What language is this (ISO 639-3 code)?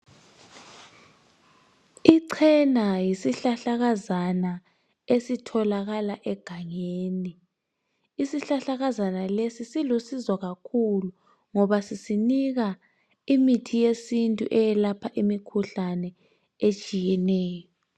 nde